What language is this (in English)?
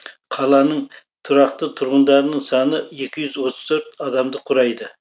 Kazakh